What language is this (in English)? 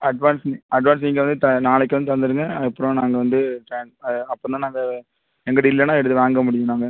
Tamil